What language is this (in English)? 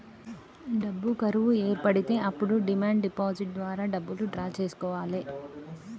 Telugu